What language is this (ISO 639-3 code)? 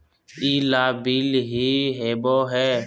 mag